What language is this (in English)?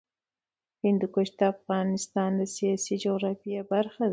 Pashto